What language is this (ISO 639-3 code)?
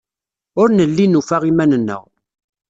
kab